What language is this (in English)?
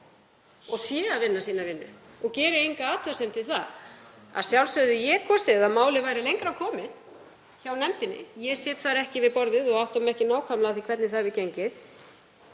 Icelandic